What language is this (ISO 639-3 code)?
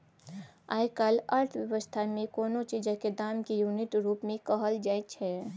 mai